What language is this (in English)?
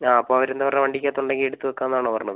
Malayalam